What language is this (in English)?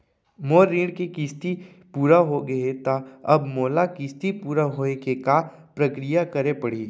Chhattisgarhi